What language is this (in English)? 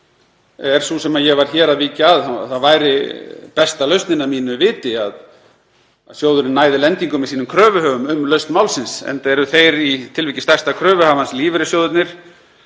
Icelandic